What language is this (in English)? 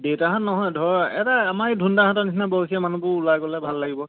Assamese